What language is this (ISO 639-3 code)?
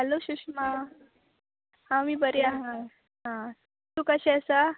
kok